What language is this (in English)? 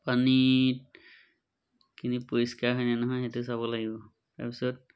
Assamese